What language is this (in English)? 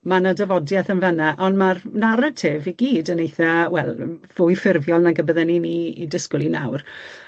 Welsh